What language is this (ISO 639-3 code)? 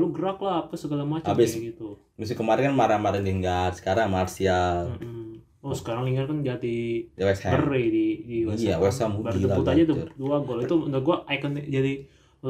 ind